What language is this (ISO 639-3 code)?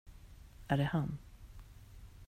swe